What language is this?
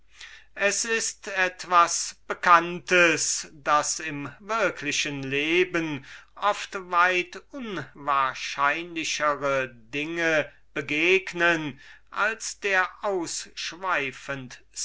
German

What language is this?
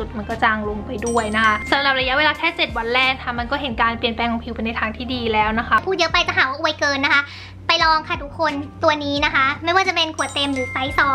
Thai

